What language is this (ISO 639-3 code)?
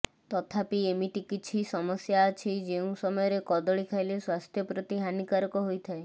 ori